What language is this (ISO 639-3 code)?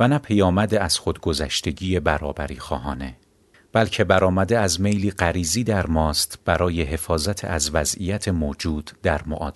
fas